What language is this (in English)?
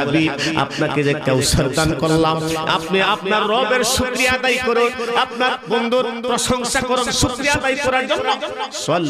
Arabic